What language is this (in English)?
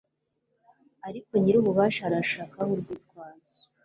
Kinyarwanda